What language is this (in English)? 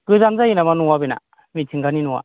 Bodo